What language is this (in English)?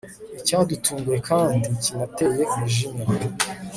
Kinyarwanda